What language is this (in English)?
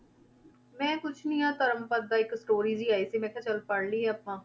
Punjabi